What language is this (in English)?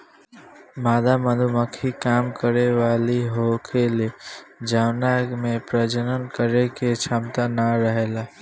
Bhojpuri